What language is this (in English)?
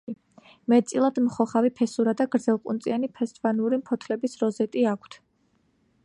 Georgian